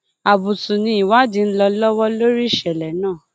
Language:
Yoruba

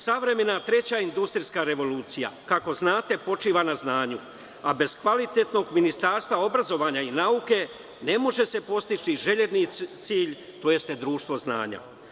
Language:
Serbian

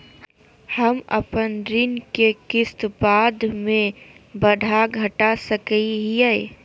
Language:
Magahi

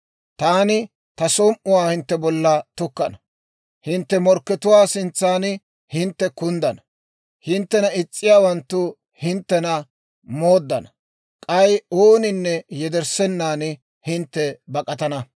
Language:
Dawro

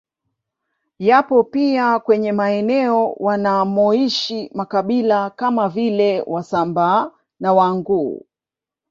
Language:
Swahili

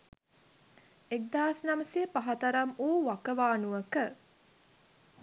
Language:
Sinhala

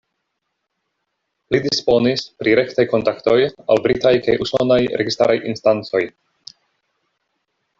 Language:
Esperanto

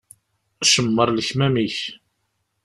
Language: Kabyle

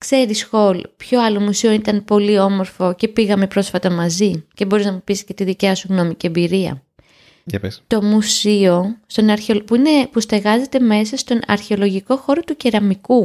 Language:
Greek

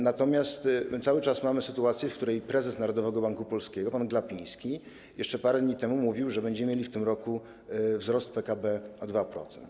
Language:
Polish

